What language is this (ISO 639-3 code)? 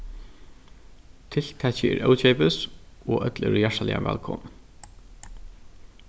fao